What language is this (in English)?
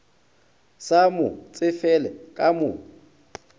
Northern Sotho